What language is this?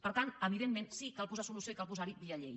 Catalan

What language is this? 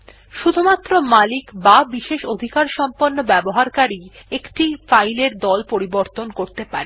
Bangla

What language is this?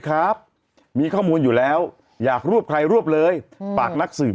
Thai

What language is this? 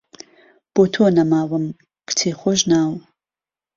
Central Kurdish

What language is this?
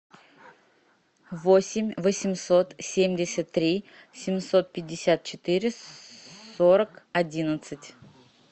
Russian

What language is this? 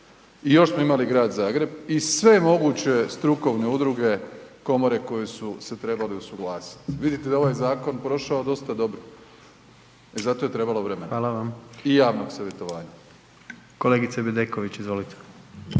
Croatian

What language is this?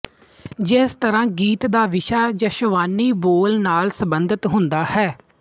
Punjabi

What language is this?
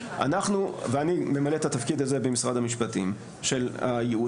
Hebrew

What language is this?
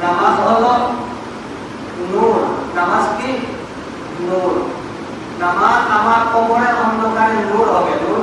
Indonesian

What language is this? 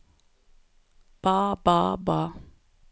Norwegian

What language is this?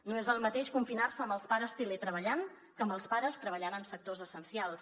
Catalan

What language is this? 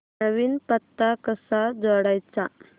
Marathi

